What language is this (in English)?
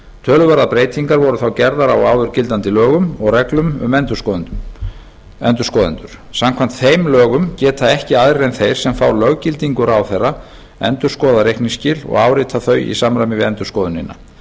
Icelandic